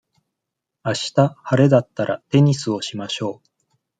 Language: Japanese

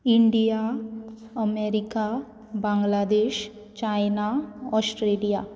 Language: Konkani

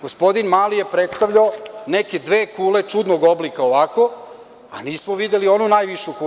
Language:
Serbian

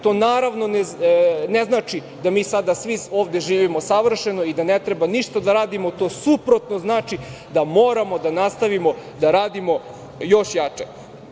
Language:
Serbian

